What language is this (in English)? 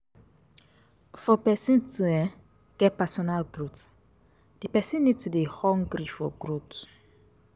Nigerian Pidgin